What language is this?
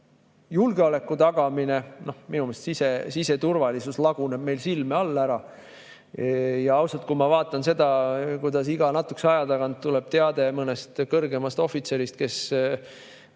Estonian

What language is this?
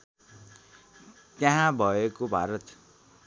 Nepali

